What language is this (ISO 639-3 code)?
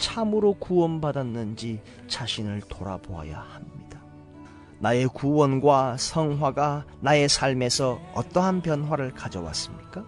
kor